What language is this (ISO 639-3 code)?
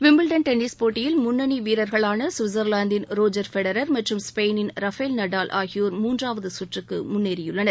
tam